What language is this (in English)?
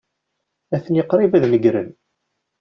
Kabyle